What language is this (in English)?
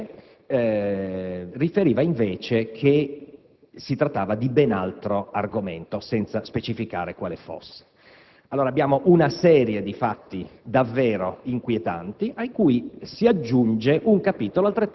Italian